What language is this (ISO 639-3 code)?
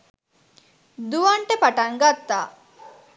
sin